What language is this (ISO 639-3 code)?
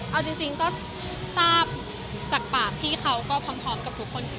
tha